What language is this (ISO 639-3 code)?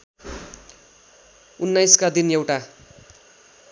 nep